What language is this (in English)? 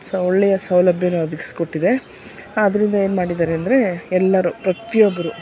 Kannada